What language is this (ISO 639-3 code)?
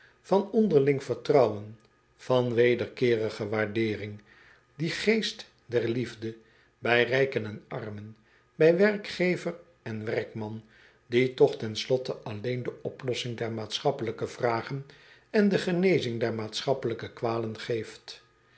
nld